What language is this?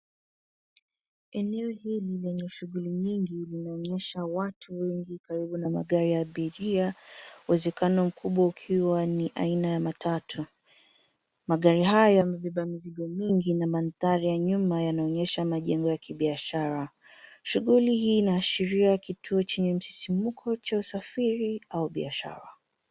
Swahili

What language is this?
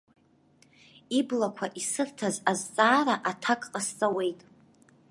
Abkhazian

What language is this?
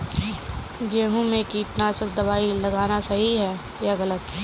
Hindi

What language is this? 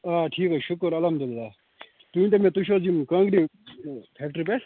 Kashmiri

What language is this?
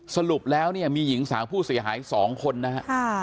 Thai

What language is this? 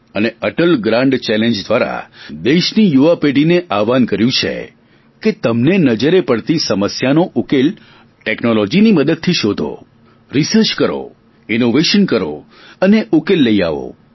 Gujarati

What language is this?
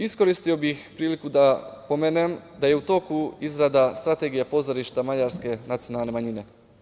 Serbian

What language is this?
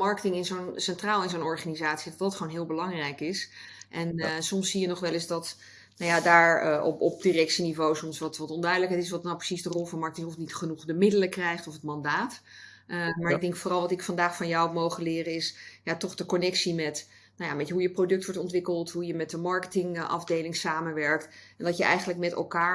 Dutch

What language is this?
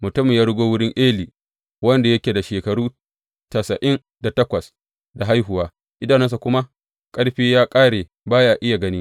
Hausa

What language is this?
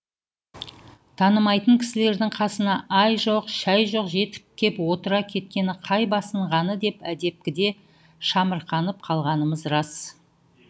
Kazakh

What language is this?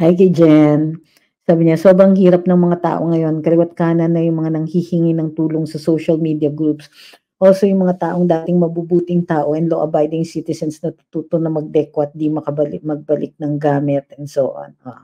Filipino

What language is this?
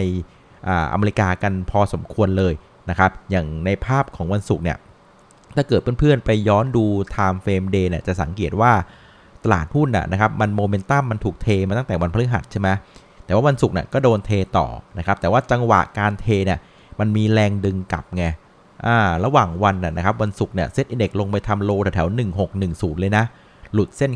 Thai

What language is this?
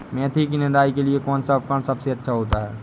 Hindi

